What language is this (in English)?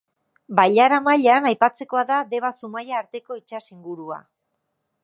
Basque